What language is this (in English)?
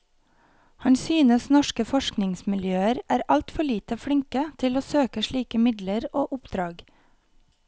Norwegian